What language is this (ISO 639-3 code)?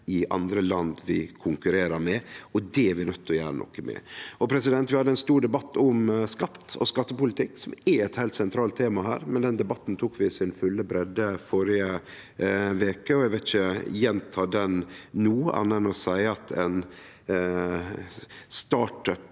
nor